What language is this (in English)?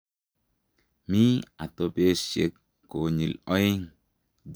Kalenjin